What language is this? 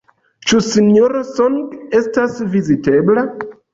Esperanto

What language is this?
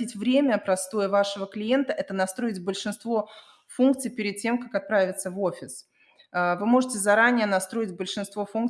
Russian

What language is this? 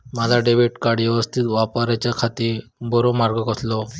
Marathi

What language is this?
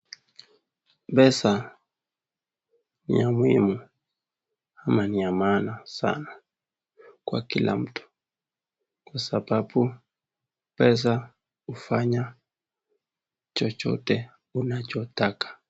Swahili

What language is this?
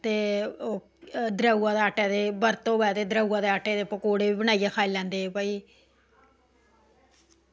Dogri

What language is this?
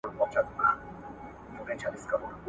Pashto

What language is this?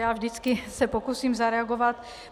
Czech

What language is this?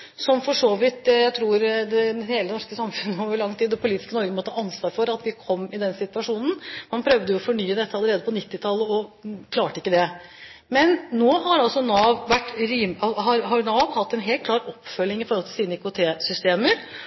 Norwegian Bokmål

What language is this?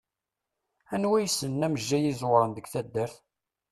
Kabyle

